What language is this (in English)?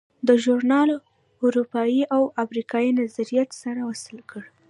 Pashto